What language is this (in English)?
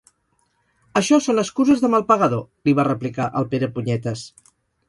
Catalan